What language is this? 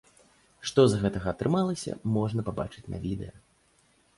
Belarusian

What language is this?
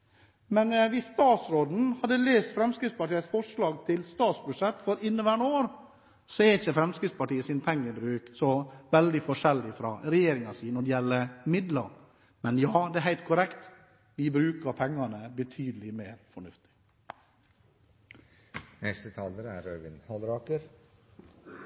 Norwegian Bokmål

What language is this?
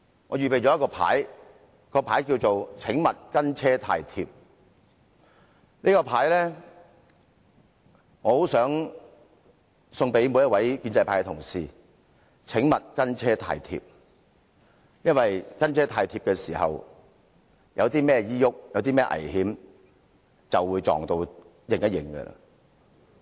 Cantonese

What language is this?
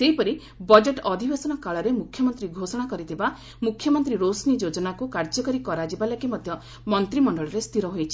Odia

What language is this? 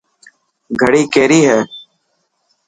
Dhatki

